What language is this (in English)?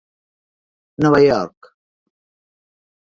Catalan